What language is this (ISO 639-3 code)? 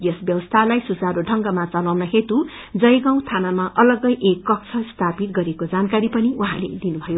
nep